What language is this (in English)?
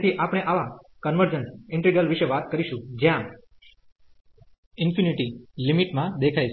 Gujarati